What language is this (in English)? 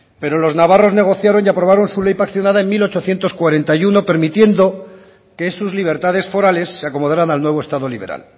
Spanish